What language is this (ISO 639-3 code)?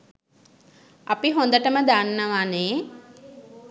sin